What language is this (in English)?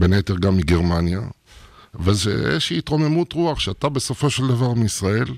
Hebrew